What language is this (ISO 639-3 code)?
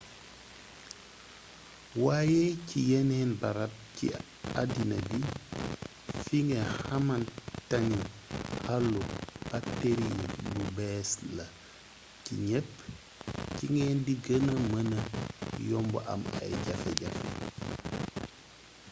wol